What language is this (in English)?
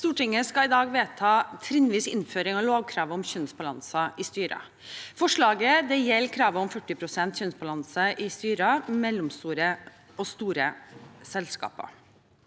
Norwegian